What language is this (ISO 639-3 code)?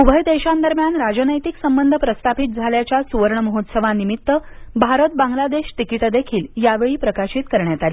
mar